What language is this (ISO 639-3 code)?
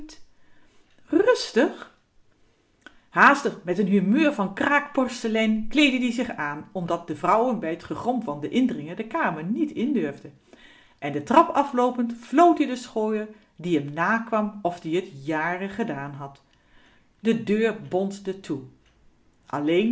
nld